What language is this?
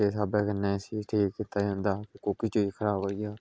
Dogri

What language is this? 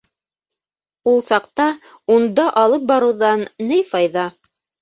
Bashkir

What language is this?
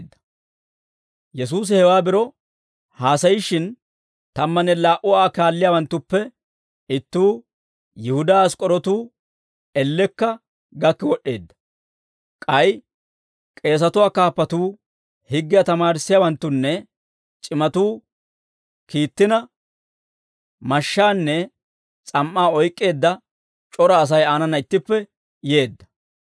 Dawro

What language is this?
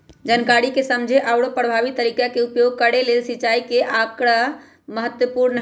Magahi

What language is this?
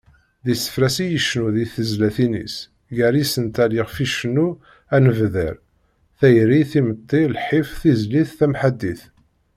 Kabyle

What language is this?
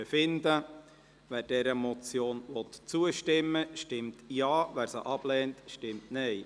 Swiss German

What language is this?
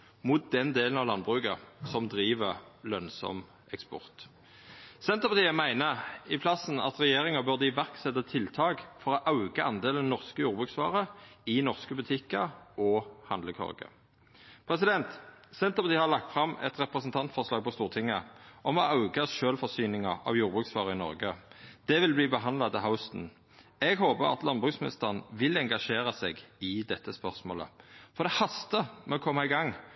Norwegian Nynorsk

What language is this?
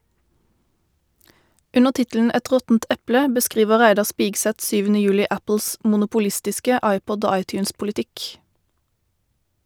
Norwegian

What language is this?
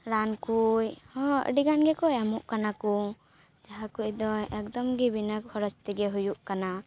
Santali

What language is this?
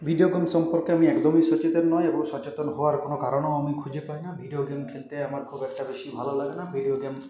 Bangla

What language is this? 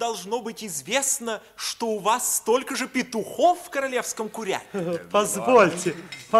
Russian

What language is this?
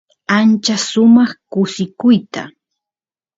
Santiago del Estero Quichua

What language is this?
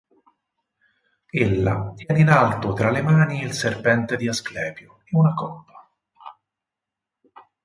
Italian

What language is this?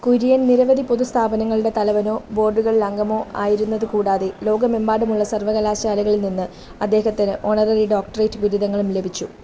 Malayalam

